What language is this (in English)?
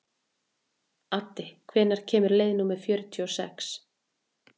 Icelandic